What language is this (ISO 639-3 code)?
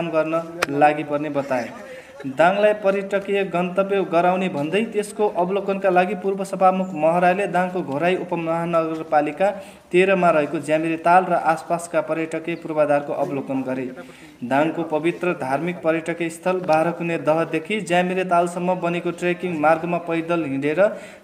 hin